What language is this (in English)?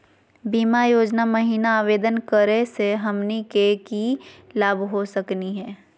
Magahi